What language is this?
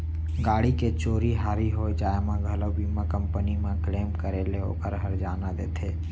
Chhattisgarhi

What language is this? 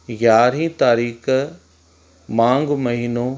Sindhi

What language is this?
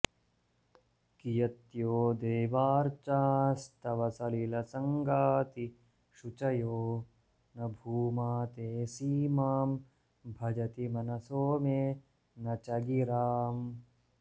Sanskrit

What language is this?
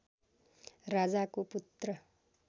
Nepali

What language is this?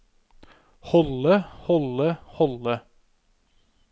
Norwegian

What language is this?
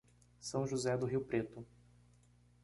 Portuguese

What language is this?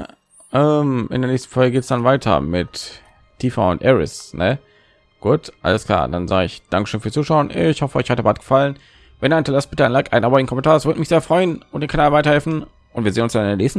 German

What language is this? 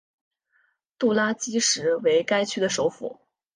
Chinese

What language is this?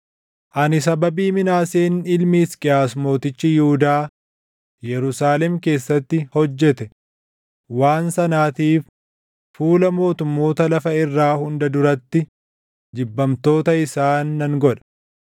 Oromo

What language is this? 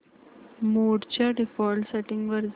Marathi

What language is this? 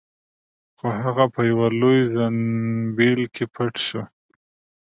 Pashto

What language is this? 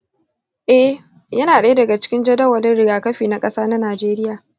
Hausa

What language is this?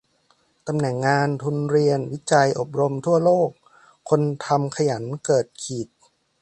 Thai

